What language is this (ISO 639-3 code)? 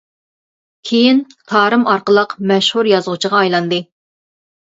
uig